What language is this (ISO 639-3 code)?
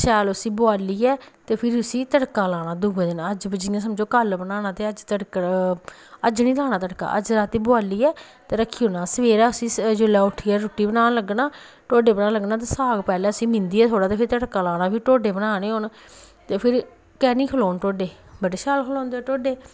doi